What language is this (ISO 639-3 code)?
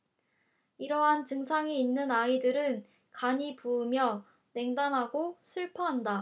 kor